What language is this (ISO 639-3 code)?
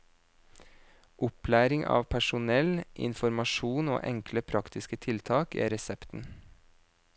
nor